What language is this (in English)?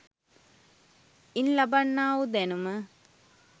Sinhala